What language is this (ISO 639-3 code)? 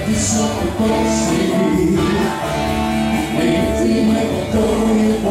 ukr